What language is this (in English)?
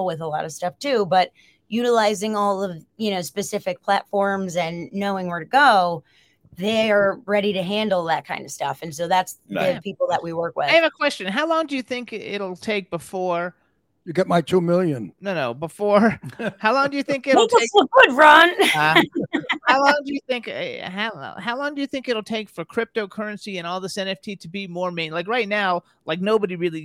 English